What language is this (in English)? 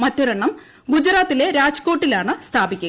Malayalam